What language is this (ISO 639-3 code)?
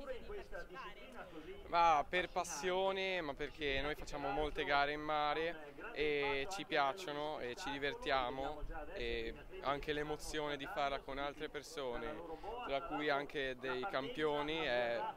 ita